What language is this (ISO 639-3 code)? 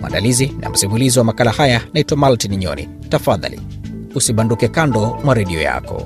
swa